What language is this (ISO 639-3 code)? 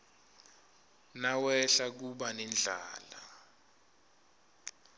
ssw